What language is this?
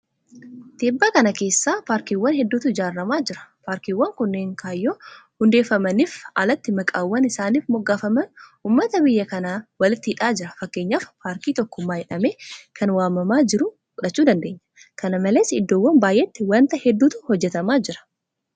Oromo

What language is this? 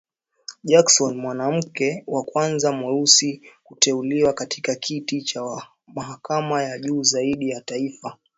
Swahili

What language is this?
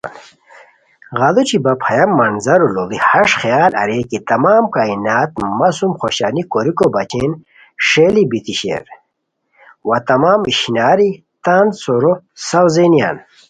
Khowar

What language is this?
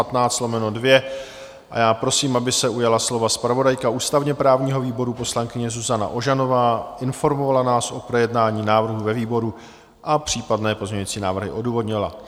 Czech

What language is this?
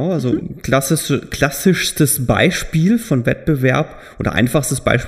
German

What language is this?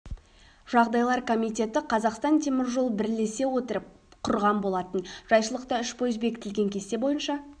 Kazakh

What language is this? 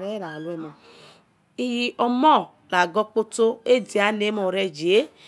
Yekhee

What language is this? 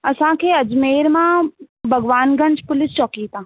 Sindhi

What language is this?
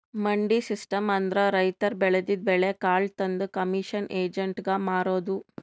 Kannada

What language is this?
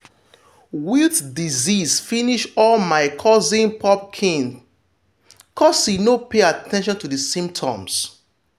Nigerian Pidgin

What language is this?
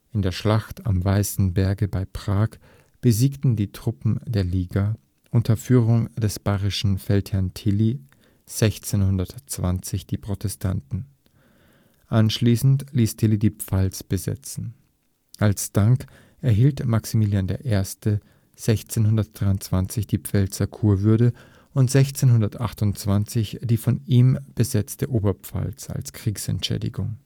German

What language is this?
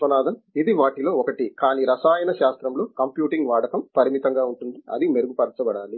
Telugu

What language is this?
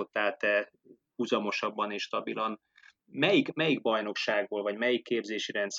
Hungarian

